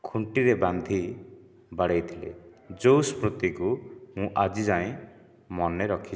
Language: Odia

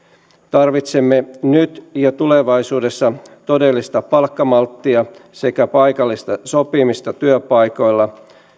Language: Finnish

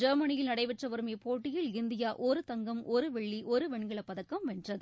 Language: Tamil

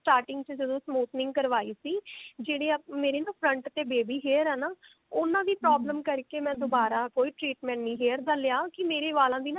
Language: Punjabi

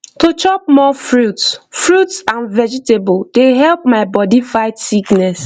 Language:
Nigerian Pidgin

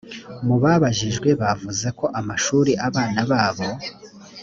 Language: Kinyarwanda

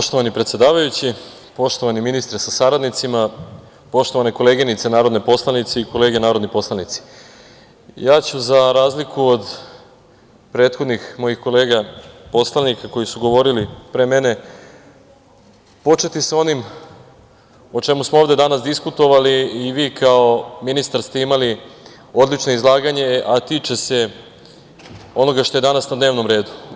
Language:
Serbian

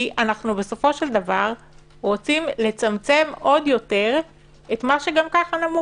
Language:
Hebrew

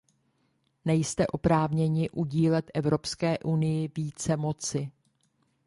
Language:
Czech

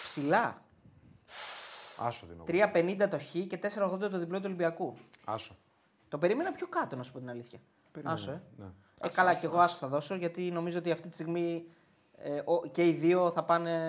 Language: Greek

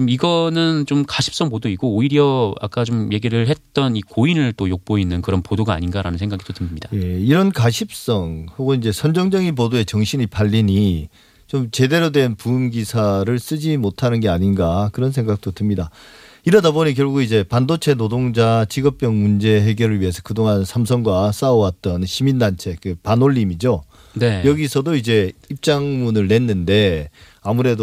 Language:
Korean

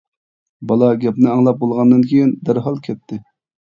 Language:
Uyghur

